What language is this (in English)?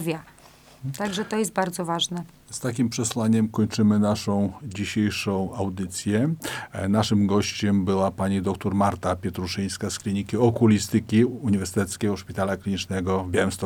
Polish